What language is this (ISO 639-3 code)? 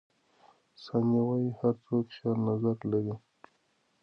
pus